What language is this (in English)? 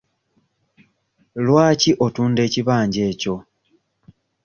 Ganda